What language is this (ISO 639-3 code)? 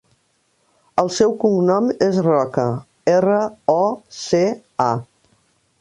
cat